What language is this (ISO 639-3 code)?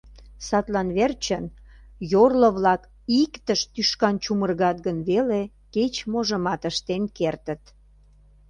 chm